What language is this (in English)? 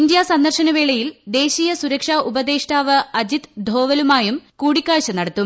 Malayalam